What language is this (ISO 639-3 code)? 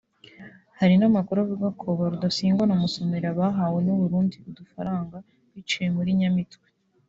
kin